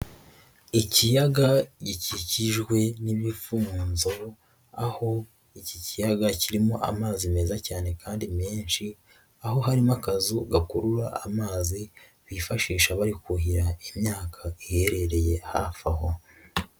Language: Kinyarwanda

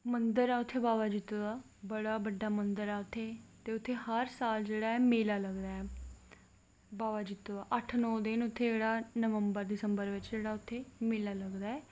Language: Dogri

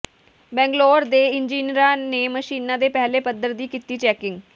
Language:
Punjabi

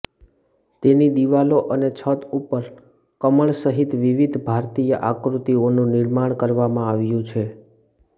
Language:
Gujarati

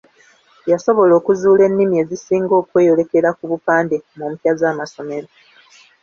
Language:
Ganda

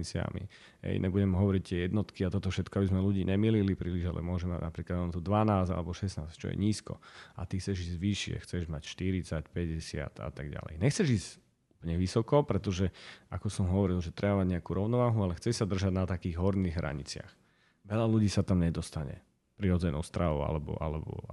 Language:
Slovak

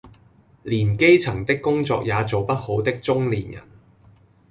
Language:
Cantonese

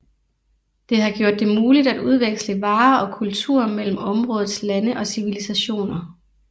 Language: Danish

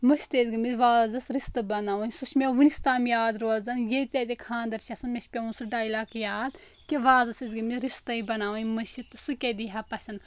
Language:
Kashmiri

